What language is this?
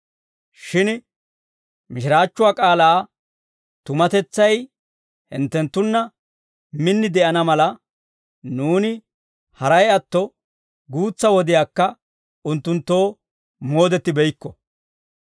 Dawro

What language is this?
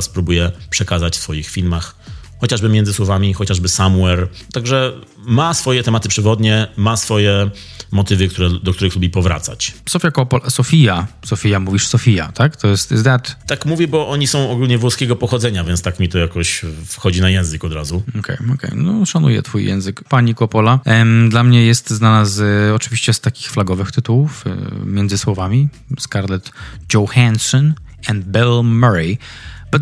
Polish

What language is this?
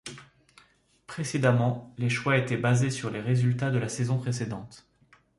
French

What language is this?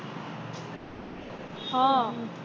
Gujarati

